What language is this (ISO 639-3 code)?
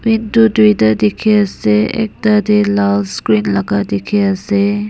nag